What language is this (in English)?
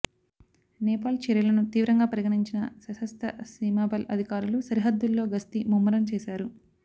Telugu